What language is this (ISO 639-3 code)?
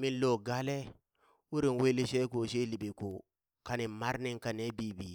bys